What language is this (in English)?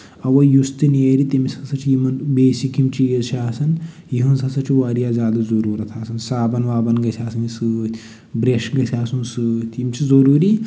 Kashmiri